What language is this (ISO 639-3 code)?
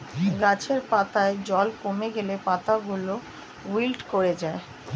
ben